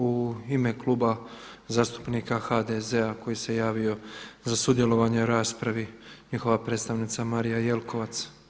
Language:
Croatian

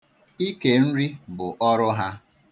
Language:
Igbo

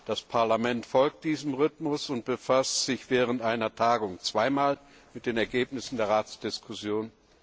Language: German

